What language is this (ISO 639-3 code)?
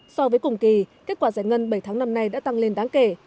vie